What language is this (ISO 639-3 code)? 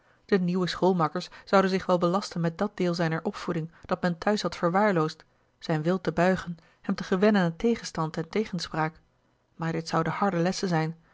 nld